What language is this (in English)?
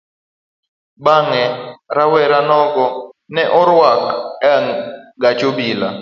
Luo (Kenya and Tanzania)